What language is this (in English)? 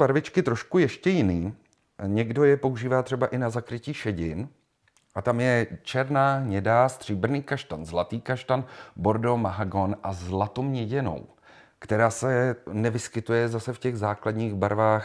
Czech